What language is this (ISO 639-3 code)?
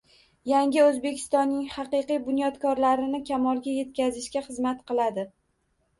uzb